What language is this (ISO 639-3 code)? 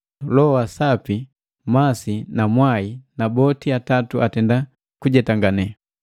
mgv